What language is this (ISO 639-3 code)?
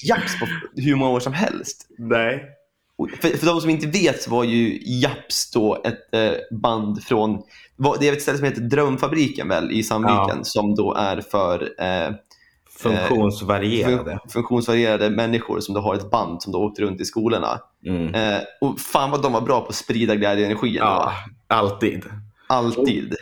swe